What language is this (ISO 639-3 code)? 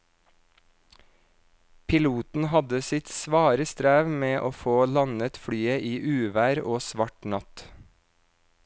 nor